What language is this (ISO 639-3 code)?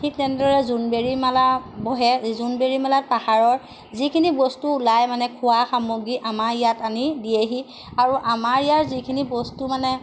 asm